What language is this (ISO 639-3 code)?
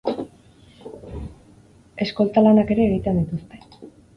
eus